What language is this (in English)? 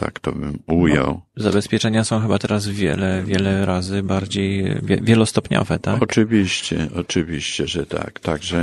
Polish